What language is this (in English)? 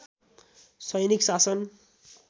Nepali